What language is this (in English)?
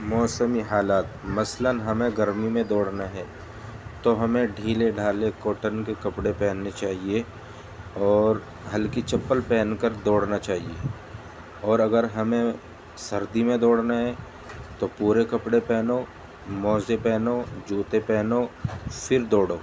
Urdu